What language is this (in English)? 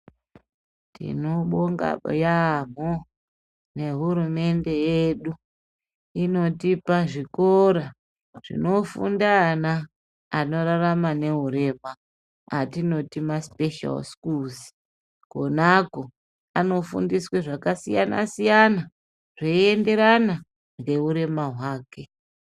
Ndau